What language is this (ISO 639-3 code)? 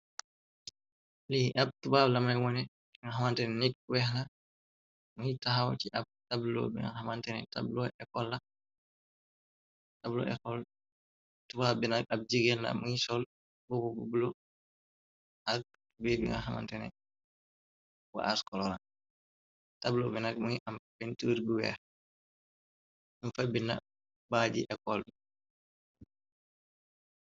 wol